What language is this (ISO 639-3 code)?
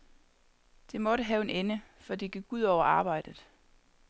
dan